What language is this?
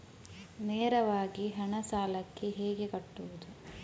Kannada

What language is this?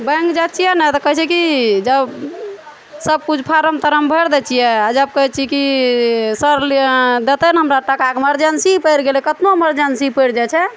Maithili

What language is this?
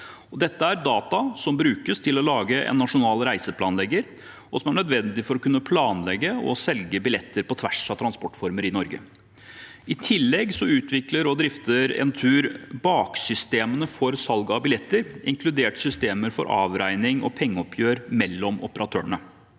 Norwegian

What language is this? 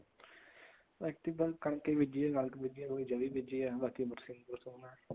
Punjabi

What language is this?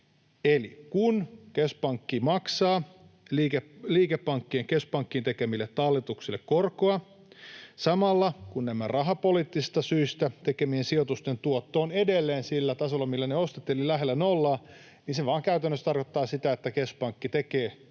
Finnish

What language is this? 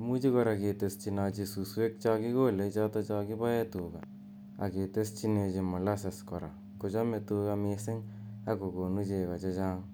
Kalenjin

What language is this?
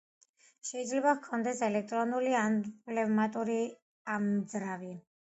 Georgian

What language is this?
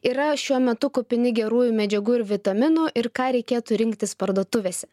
Lithuanian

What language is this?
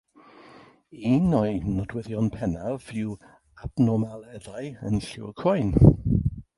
Welsh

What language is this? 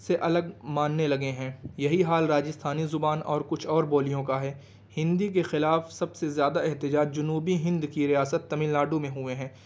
Urdu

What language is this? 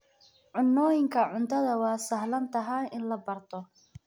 Somali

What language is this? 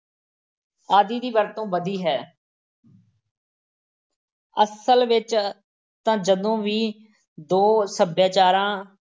Punjabi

